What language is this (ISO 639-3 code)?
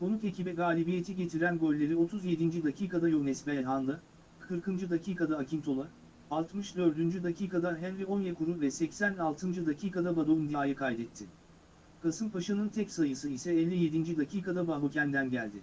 tur